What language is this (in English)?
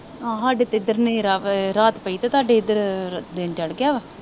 Punjabi